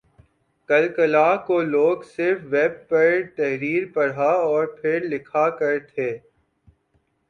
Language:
Urdu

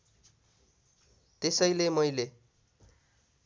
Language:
Nepali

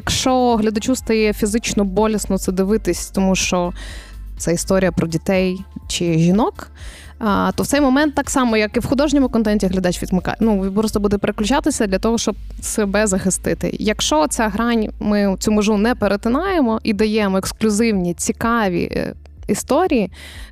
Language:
Ukrainian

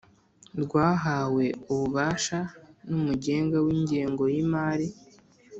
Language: Kinyarwanda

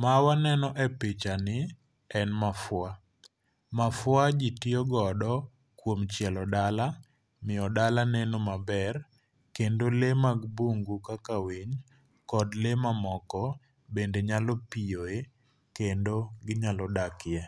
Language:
Luo (Kenya and Tanzania)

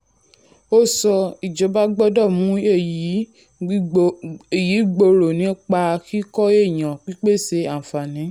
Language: Yoruba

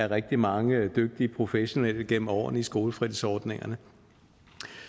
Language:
Danish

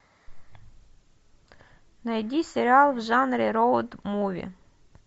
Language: Russian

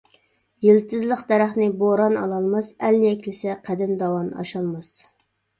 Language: Uyghur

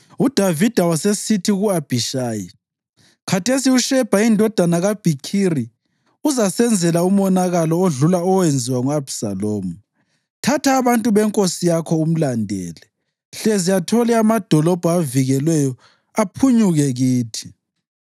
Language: North Ndebele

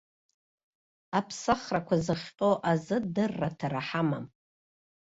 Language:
Abkhazian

